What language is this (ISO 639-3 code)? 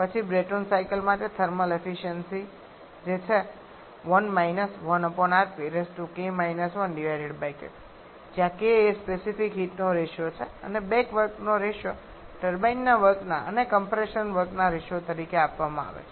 guj